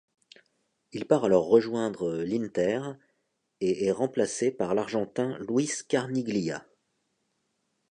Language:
French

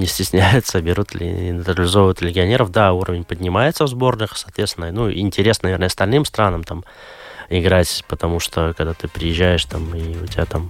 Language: Russian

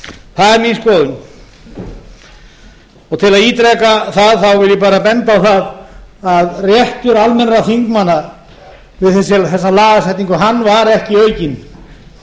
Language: Icelandic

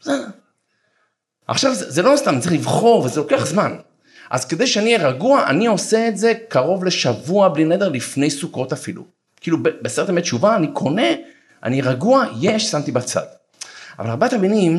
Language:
Hebrew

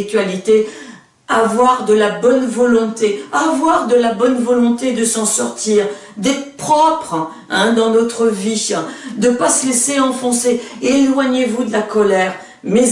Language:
French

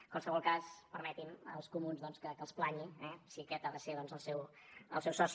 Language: Catalan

